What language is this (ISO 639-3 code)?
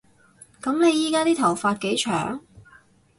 yue